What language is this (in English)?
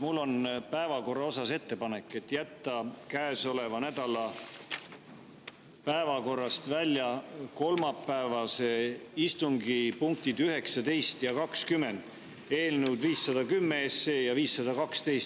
Estonian